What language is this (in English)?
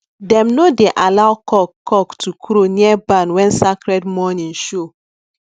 Nigerian Pidgin